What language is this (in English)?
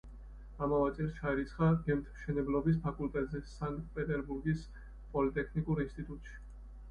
Georgian